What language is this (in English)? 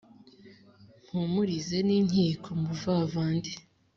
Kinyarwanda